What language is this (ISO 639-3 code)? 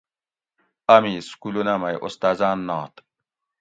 gwc